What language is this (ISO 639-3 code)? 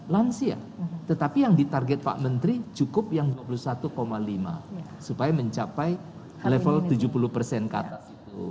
ind